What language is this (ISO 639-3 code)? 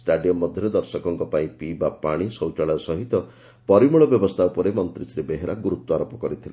ori